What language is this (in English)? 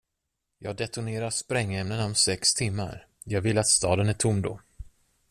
Swedish